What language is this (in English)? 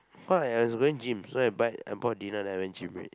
English